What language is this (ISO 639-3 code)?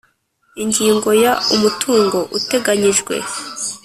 kin